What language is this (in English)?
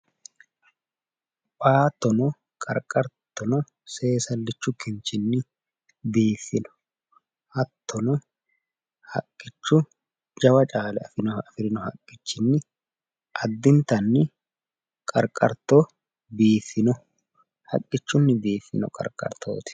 Sidamo